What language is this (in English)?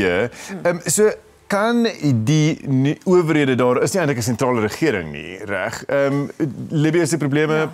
Dutch